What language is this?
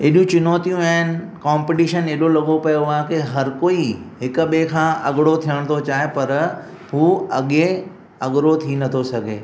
Sindhi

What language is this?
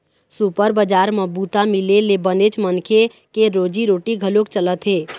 Chhattisgarhi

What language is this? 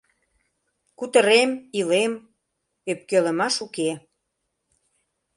Mari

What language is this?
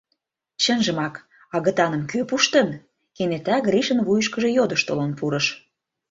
Mari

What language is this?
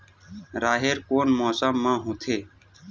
Chhattisgarhi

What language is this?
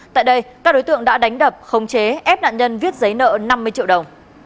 Vietnamese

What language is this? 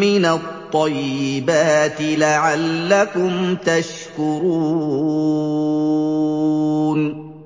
Arabic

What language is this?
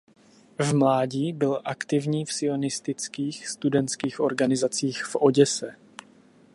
Czech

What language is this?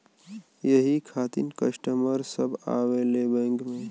Bhojpuri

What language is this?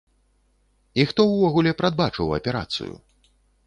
Belarusian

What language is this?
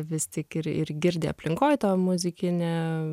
Lithuanian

